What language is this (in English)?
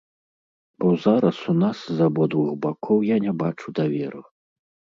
Belarusian